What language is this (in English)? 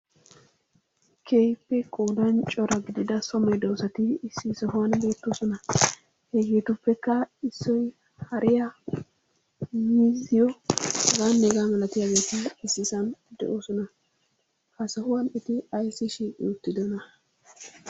Wolaytta